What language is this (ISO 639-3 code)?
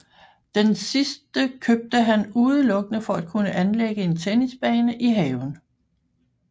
dan